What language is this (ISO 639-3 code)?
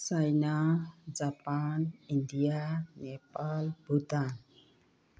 mni